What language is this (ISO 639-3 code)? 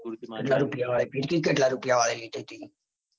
guj